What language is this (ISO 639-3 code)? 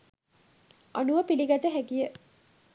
sin